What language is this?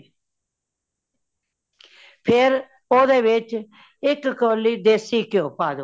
Punjabi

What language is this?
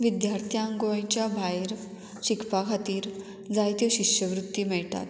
Konkani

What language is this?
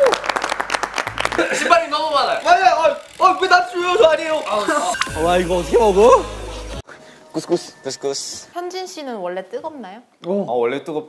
Korean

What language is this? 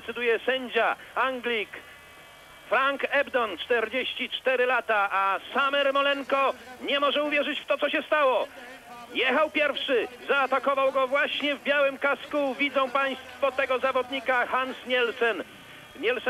Polish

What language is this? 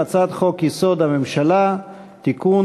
Hebrew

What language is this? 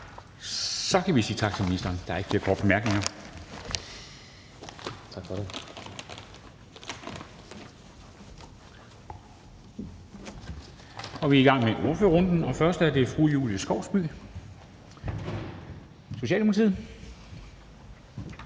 Danish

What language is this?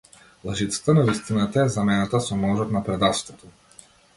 Macedonian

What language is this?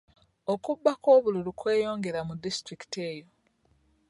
Ganda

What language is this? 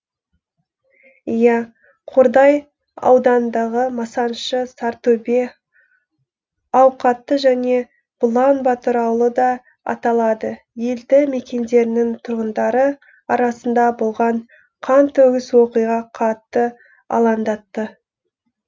Kazakh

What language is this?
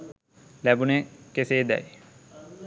Sinhala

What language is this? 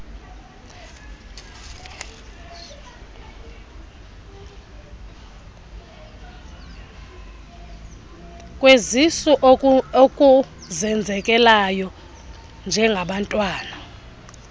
Xhosa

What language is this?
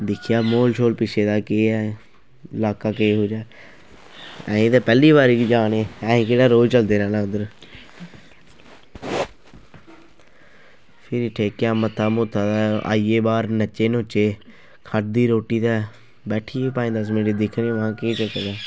Dogri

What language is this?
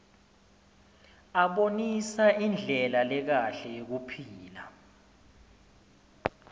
Swati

